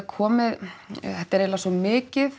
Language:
Icelandic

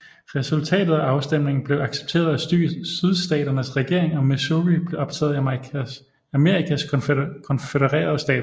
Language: Danish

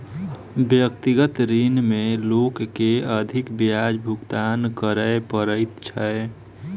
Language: Maithili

